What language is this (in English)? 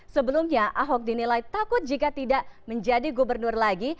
Indonesian